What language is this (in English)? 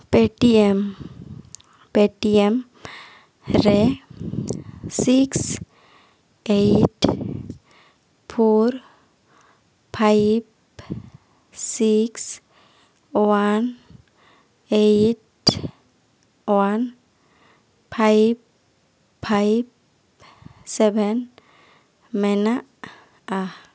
Santali